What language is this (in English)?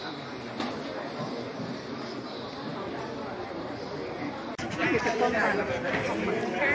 Thai